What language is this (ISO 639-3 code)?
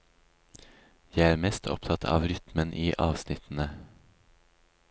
nor